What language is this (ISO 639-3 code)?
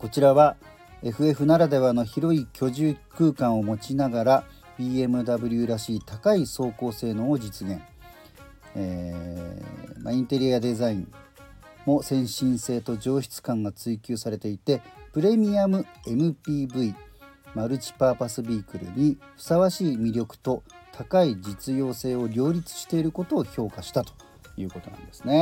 jpn